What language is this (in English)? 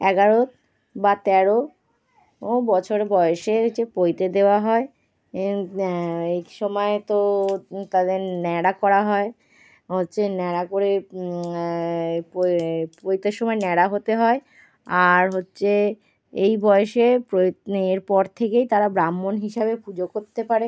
Bangla